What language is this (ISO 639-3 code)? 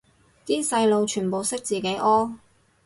yue